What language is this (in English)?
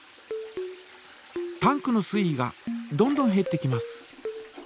Japanese